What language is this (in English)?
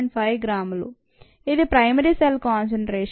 Telugu